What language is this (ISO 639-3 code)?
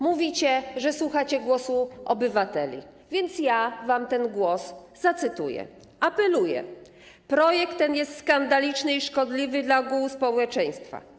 pol